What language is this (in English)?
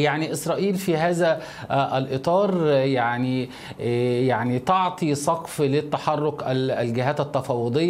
Arabic